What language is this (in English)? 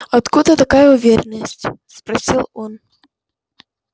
Russian